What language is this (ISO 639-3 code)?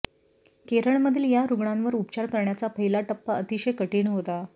mar